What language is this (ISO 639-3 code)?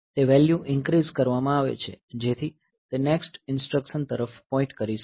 guj